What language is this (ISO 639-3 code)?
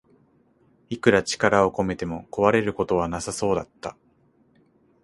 jpn